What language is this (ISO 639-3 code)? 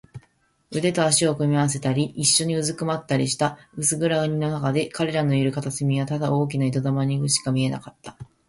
jpn